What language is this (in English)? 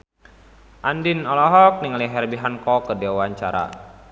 Sundanese